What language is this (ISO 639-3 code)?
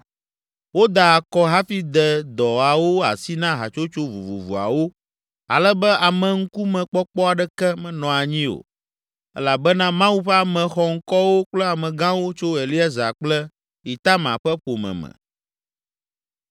ewe